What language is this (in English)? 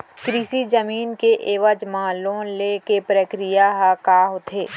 Chhattisgarhi